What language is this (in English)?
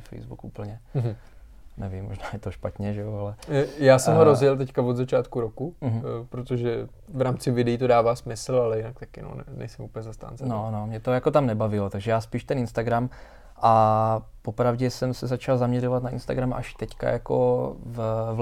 Czech